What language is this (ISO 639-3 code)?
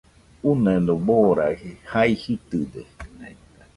hux